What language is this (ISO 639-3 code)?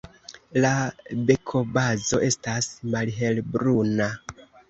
epo